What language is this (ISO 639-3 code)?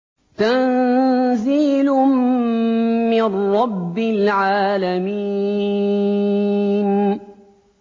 ara